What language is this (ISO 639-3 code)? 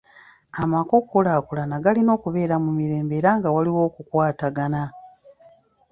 lug